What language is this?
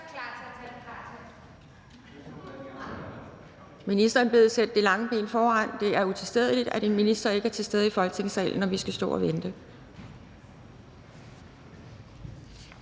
Danish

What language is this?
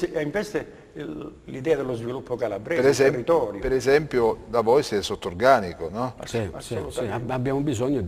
Italian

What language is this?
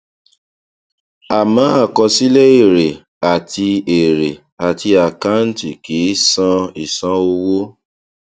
Yoruba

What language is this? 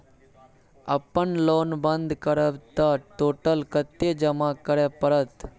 Maithili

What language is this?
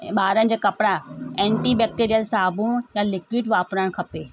Sindhi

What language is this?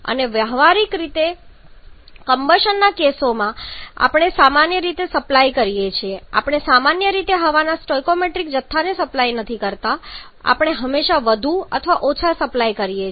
Gujarati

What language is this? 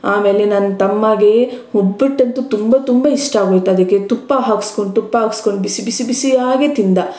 Kannada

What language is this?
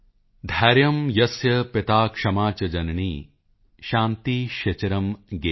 Punjabi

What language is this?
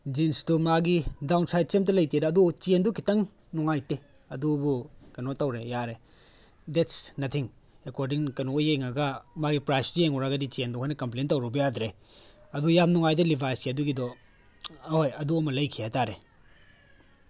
Manipuri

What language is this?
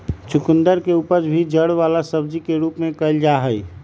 Magahi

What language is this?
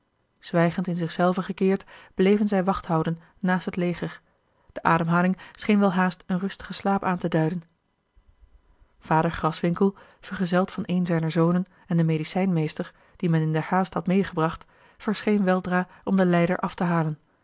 Dutch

